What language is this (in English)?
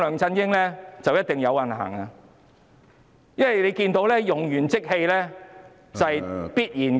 Cantonese